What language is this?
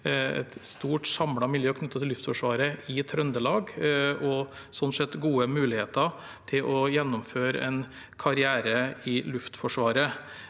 Norwegian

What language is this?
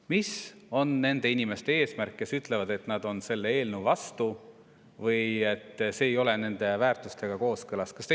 Estonian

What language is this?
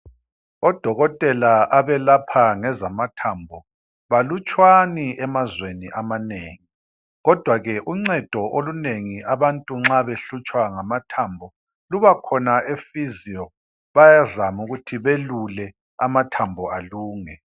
North Ndebele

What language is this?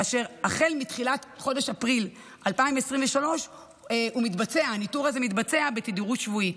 Hebrew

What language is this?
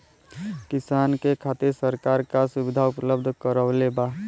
Bhojpuri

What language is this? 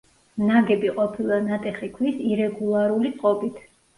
Georgian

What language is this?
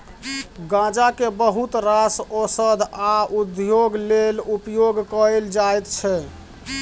Maithili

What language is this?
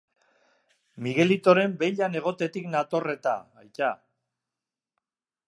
Basque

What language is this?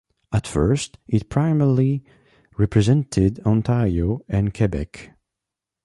English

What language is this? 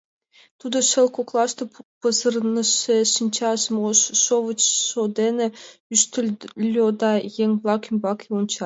Mari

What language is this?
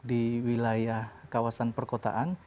Indonesian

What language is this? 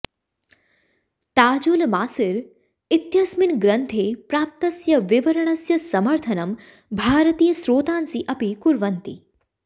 Sanskrit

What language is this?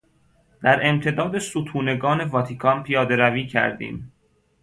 Persian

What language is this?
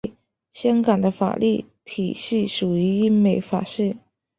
Chinese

